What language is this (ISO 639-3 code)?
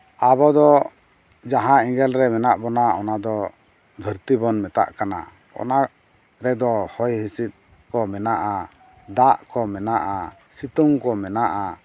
sat